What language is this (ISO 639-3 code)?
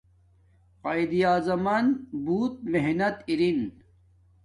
dmk